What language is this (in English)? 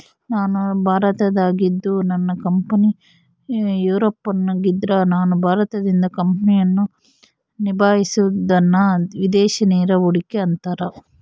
Kannada